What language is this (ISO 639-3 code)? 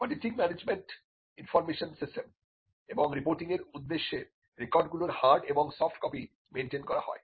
ben